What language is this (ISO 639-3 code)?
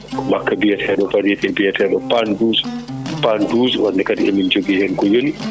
ful